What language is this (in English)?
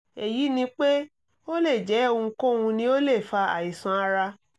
Yoruba